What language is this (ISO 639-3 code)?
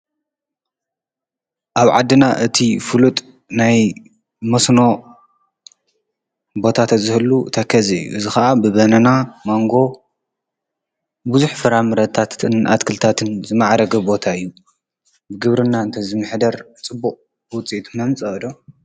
tir